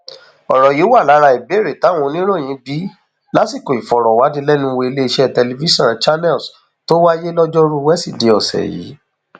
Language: Yoruba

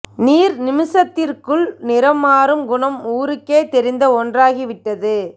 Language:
Tamil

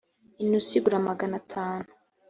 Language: Kinyarwanda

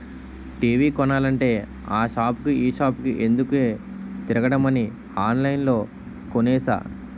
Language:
Telugu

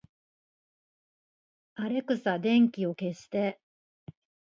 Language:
Japanese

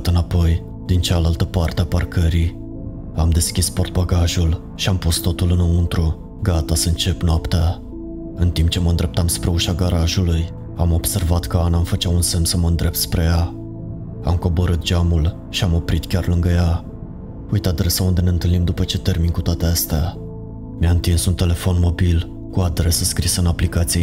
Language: Romanian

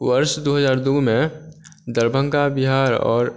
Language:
Maithili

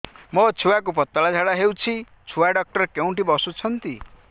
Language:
Odia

